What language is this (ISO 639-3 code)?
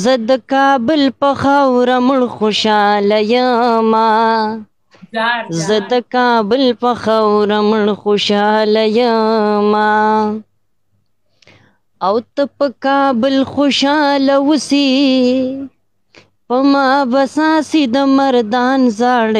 ron